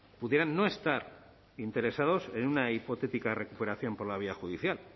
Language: Spanish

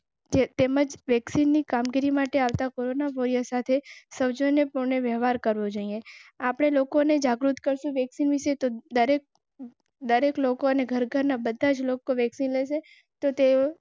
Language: Gujarati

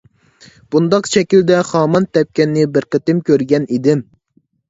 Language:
Uyghur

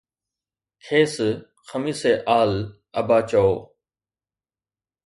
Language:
Sindhi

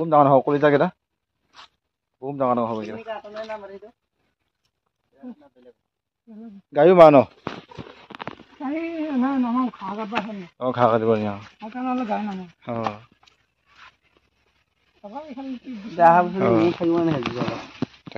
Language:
Arabic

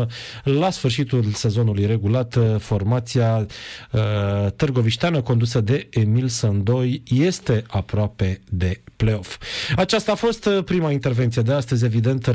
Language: Romanian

